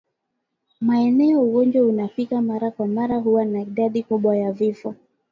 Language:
Swahili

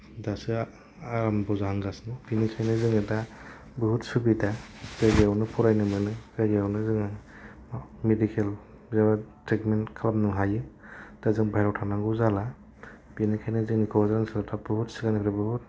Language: Bodo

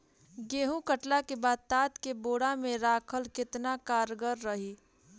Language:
Bhojpuri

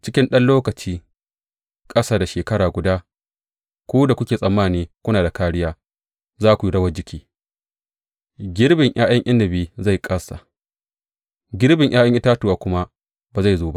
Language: Hausa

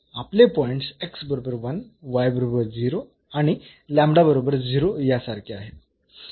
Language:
Marathi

